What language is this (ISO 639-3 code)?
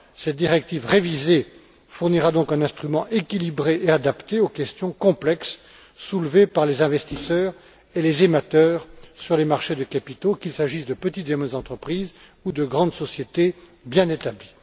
fra